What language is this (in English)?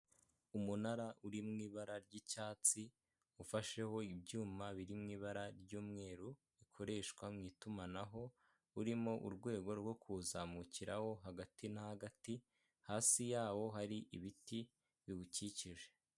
Kinyarwanda